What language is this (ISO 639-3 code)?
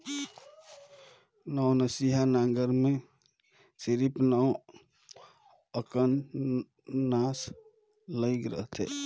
hne